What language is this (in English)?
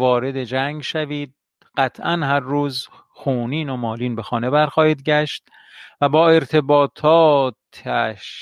Persian